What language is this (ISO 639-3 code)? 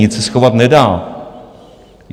ces